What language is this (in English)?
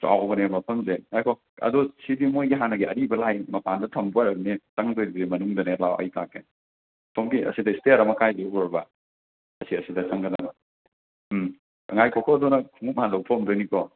Manipuri